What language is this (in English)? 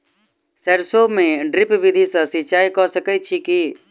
Maithili